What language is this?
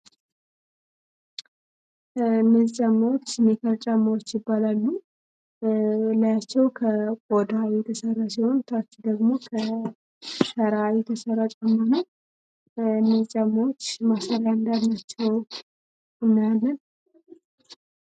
Amharic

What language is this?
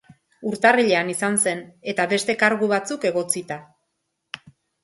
Basque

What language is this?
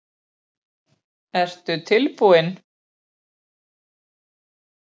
Icelandic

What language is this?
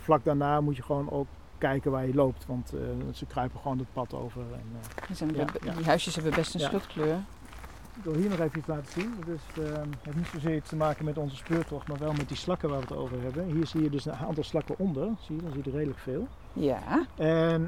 Dutch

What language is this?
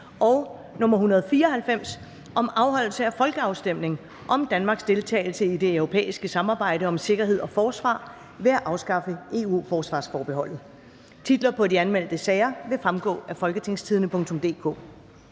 Danish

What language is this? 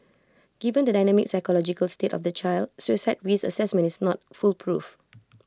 English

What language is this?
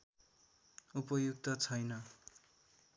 Nepali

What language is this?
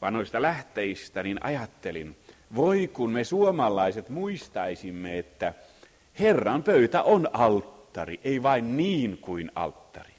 Finnish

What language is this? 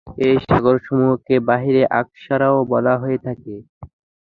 Bangla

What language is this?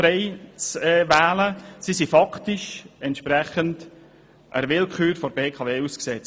Swiss German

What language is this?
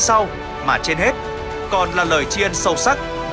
Vietnamese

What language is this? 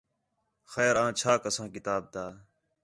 Khetrani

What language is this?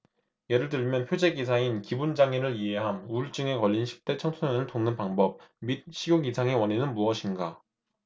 Korean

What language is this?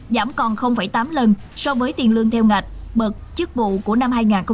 Vietnamese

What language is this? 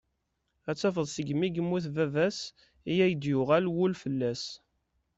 Kabyle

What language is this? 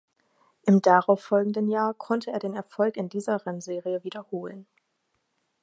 German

